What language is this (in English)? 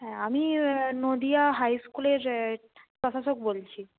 Bangla